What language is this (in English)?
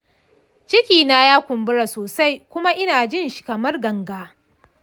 Hausa